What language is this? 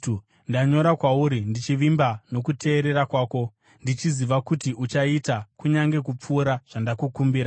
Shona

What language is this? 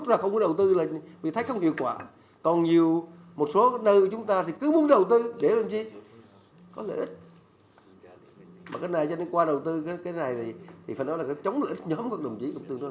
Vietnamese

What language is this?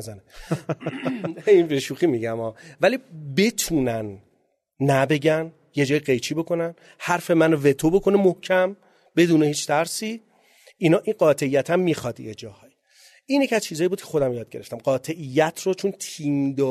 Persian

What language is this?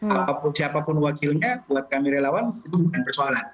Indonesian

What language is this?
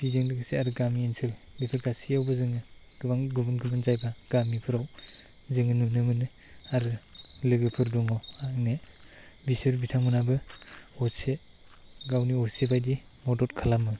Bodo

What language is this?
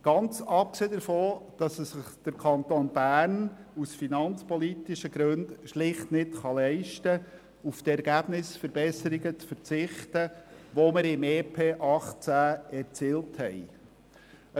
Swiss German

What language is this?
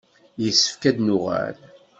Kabyle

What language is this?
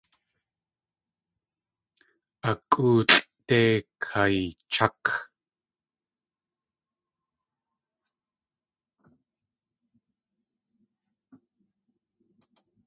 Tlingit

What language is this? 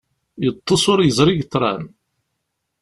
Kabyle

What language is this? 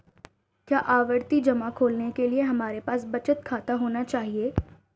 Hindi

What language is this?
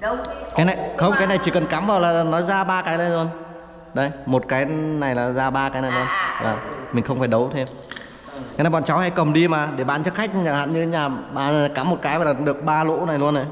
Vietnamese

